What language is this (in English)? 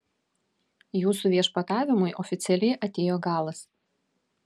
Lithuanian